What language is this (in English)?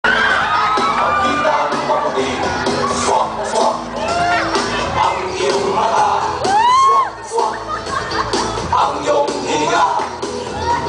Korean